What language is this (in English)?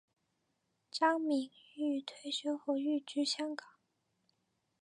Chinese